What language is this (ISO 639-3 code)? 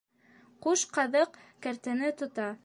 bak